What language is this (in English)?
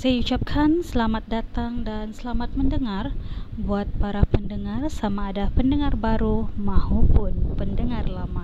Malay